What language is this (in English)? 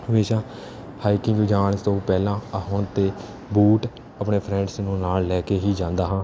Punjabi